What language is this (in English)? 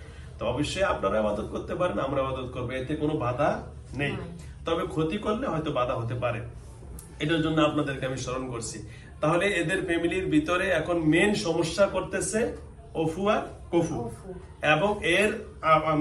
Bangla